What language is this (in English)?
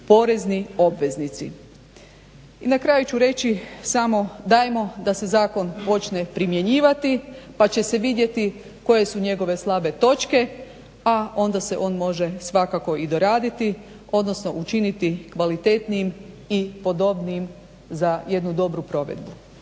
Croatian